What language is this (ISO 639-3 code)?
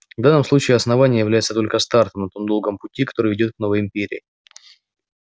rus